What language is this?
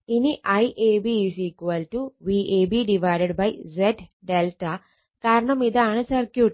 Malayalam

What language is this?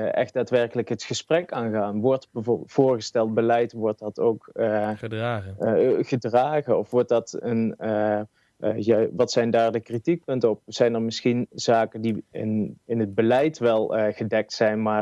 Dutch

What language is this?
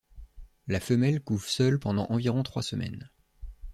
French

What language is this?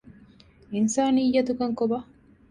Divehi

